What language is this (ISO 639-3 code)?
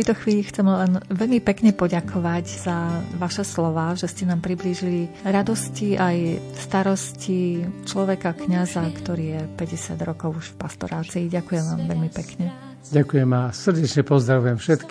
slk